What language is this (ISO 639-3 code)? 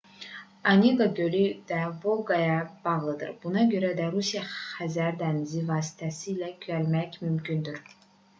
aze